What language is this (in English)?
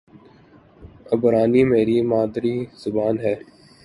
Urdu